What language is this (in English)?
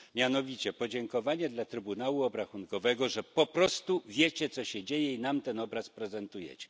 Polish